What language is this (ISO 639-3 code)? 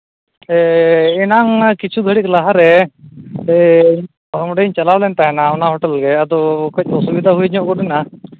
sat